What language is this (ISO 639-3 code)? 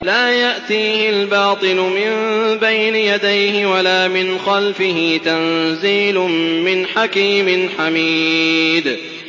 ara